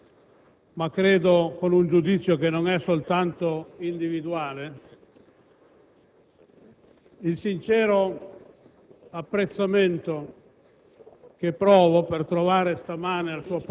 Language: Italian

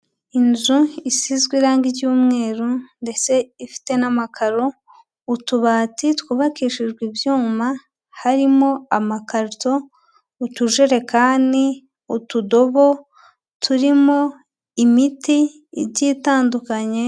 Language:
Kinyarwanda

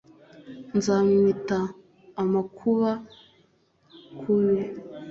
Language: Kinyarwanda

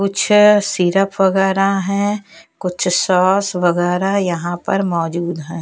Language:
Hindi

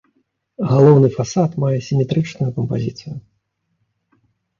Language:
Belarusian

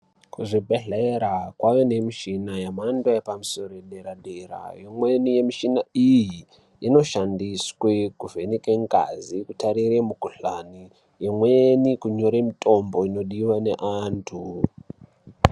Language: Ndau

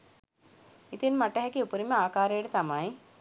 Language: Sinhala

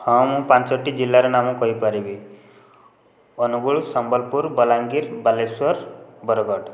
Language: Odia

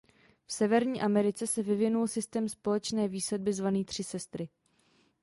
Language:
Czech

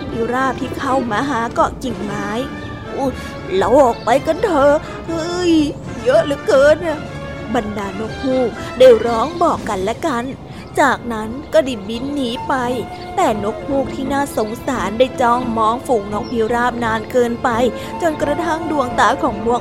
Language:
Thai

